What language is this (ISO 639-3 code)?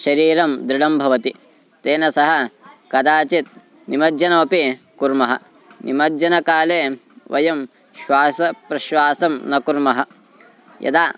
san